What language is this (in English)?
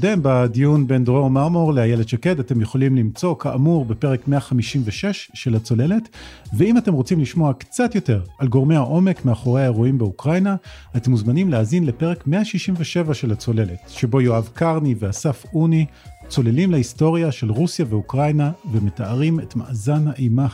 Hebrew